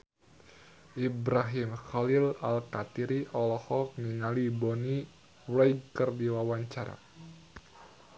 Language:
Sundanese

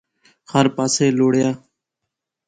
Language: Pahari-Potwari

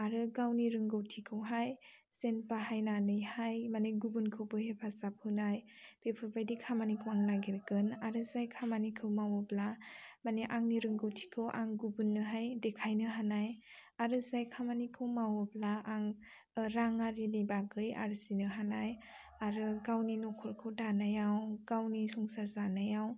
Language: Bodo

